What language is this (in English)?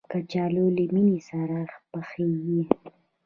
Pashto